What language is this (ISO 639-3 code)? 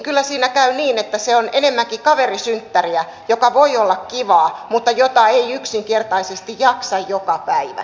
fin